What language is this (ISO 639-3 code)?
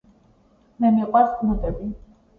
kat